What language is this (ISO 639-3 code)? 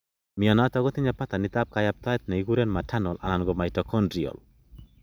kln